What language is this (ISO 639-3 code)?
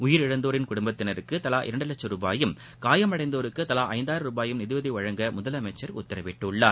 tam